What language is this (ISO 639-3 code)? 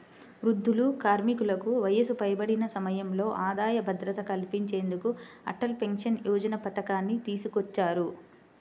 tel